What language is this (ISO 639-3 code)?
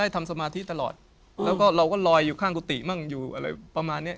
tha